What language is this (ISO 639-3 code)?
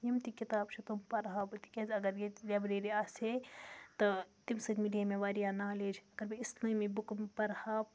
kas